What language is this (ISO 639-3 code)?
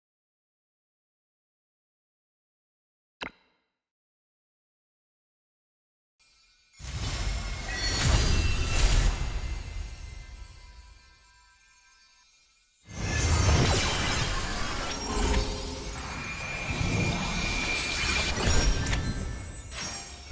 jpn